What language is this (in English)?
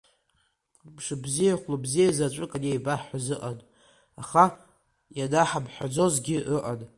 Abkhazian